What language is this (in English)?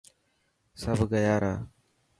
Dhatki